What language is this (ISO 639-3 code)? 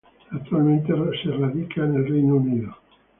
spa